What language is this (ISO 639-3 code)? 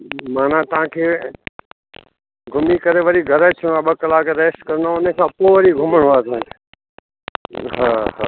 snd